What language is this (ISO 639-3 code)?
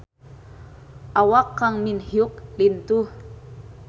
sun